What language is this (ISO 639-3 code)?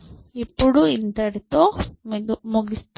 tel